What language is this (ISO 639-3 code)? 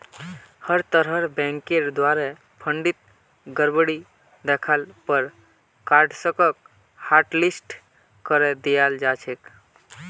mag